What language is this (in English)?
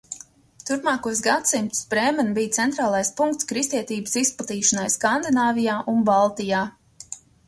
Latvian